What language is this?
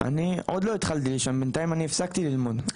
Hebrew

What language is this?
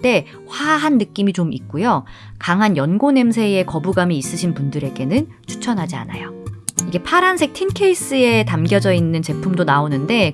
Korean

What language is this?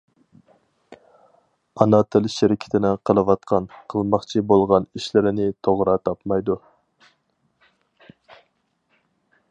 Uyghur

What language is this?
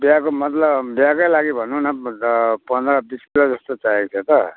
Nepali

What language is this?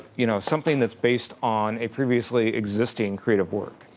English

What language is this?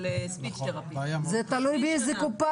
Hebrew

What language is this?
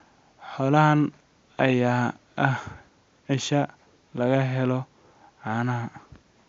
Somali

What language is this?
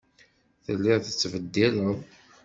Kabyle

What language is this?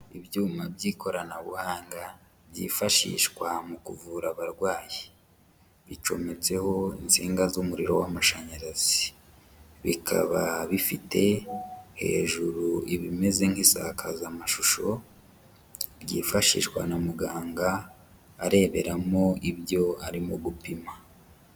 Kinyarwanda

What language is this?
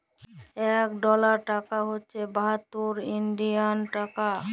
Bangla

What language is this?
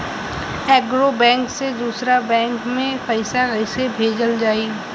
Bhojpuri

